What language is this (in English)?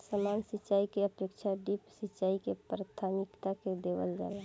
Bhojpuri